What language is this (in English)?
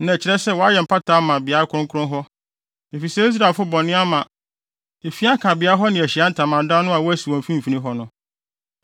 Akan